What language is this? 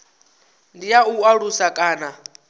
Venda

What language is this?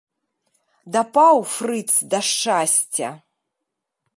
Belarusian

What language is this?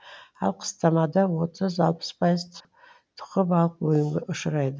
Kazakh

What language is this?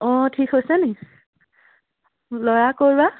Assamese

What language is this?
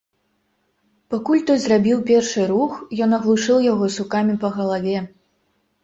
Belarusian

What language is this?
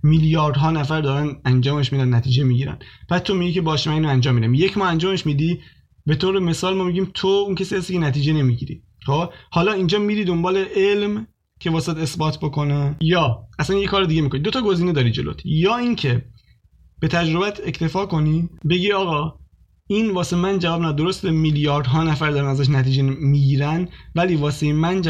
Persian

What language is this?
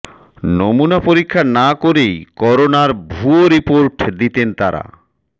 Bangla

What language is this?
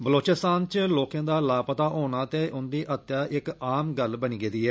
Dogri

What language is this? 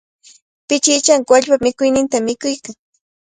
Cajatambo North Lima Quechua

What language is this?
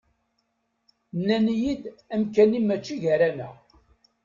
Kabyle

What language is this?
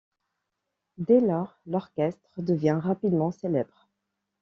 French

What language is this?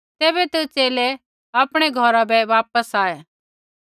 Kullu Pahari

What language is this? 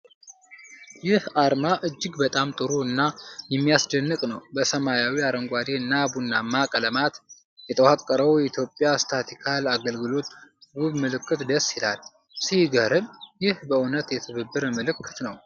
Amharic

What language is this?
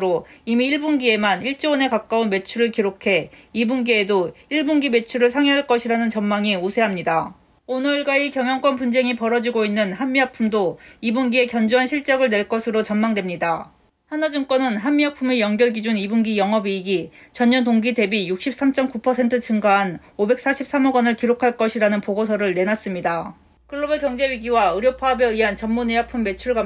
Korean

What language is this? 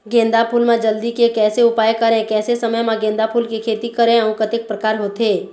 Chhattisgarhi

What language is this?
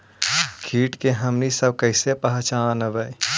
Magahi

